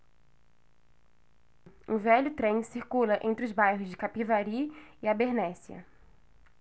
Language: Portuguese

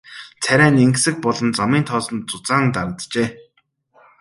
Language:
Mongolian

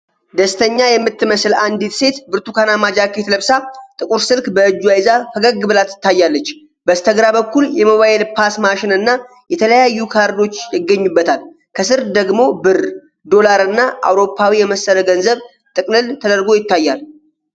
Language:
Amharic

